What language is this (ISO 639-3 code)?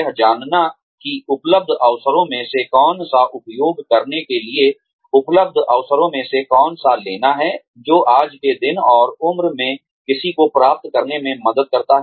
hin